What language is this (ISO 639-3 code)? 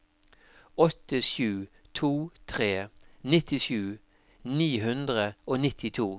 nor